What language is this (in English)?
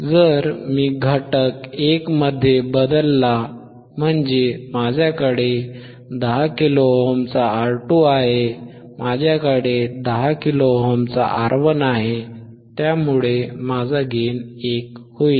Marathi